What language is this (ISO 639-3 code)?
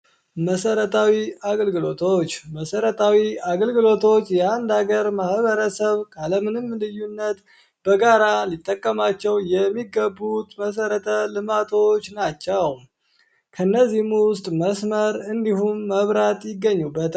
amh